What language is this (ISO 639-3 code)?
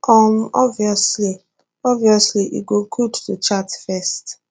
pcm